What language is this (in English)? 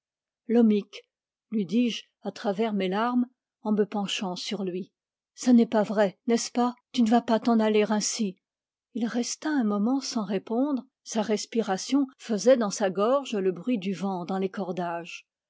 French